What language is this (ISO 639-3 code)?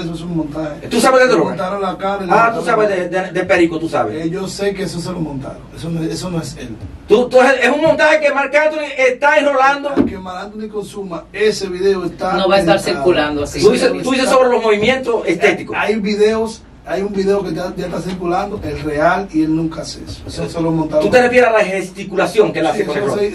spa